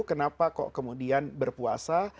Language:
Indonesian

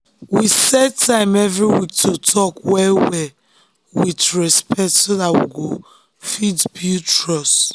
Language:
Nigerian Pidgin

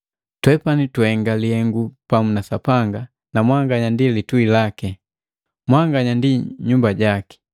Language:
Matengo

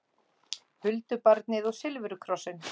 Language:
Icelandic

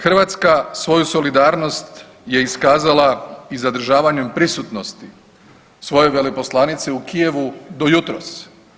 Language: Croatian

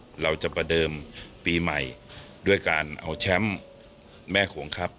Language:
Thai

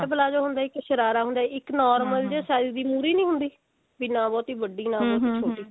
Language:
Punjabi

